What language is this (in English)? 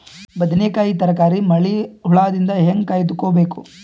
Kannada